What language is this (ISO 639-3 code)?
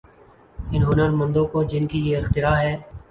urd